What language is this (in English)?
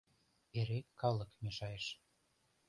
Mari